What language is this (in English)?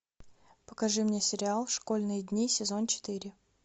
Russian